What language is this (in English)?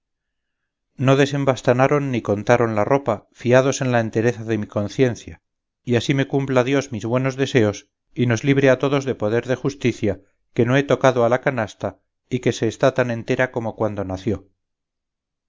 Spanish